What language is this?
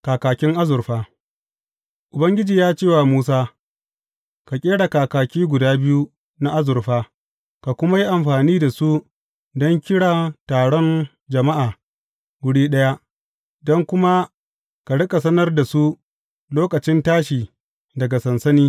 Hausa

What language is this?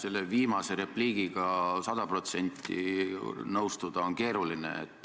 Estonian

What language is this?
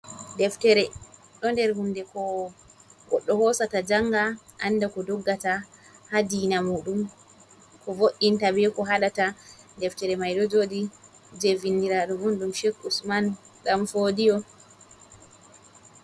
Fula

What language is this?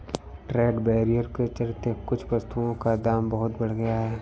Hindi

